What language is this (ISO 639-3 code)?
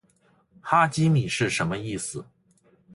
zho